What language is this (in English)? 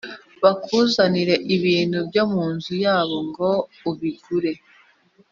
Kinyarwanda